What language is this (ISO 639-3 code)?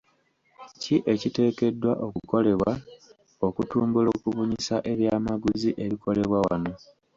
lug